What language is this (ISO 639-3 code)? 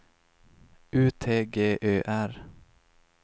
swe